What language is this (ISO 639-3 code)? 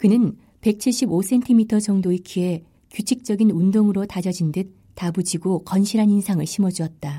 kor